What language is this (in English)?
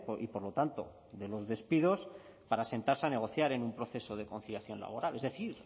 Spanish